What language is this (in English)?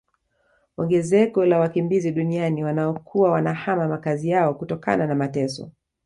Swahili